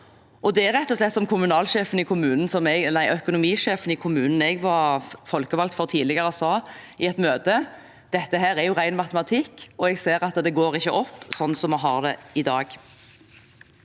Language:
Norwegian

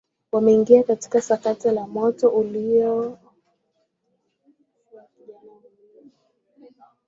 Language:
Swahili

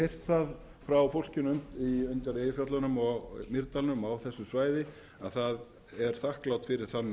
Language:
Icelandic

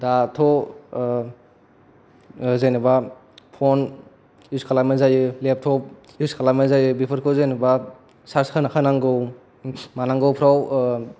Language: Bodo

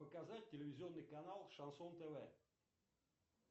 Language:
Russian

